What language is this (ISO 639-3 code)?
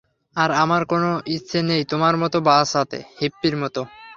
ben